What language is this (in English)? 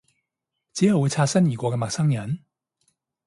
Cantonese